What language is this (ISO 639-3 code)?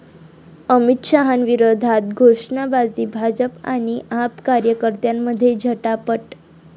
mar